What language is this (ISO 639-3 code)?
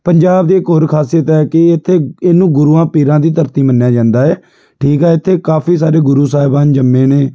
pan